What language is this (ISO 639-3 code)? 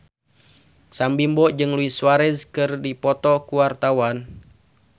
sun